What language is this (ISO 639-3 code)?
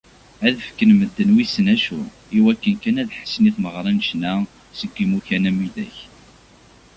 kab